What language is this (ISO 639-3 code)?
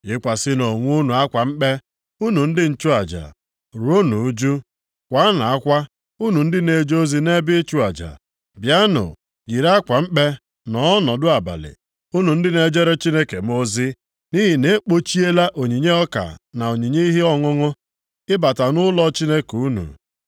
ibo